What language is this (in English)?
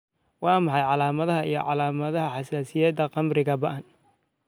Somali